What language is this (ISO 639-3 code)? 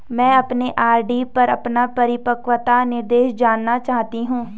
hin